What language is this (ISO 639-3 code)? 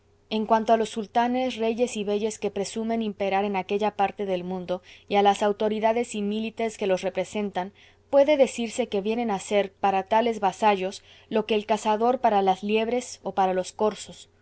spa